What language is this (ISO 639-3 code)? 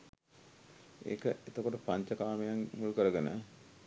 sin